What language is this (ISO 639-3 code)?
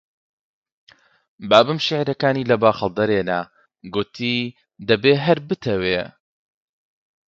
ckb